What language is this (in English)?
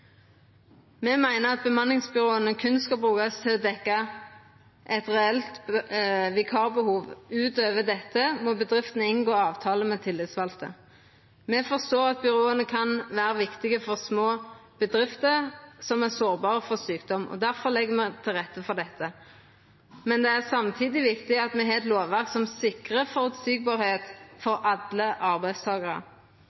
Norwegian Nynorsk